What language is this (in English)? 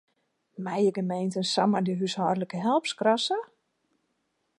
Western Frisian